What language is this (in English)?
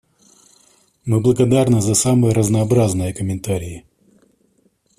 Russian